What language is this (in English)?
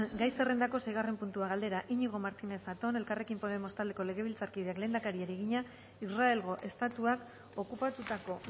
Basque